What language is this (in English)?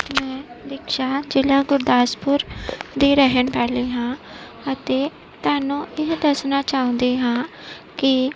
Punjabi